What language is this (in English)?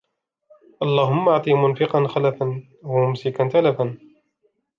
Arabic